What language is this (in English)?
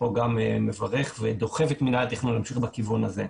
Hebrew